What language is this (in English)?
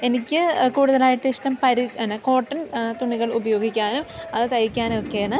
Malayalam